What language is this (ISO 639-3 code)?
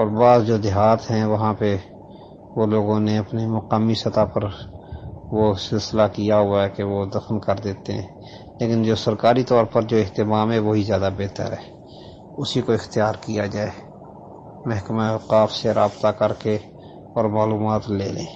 urd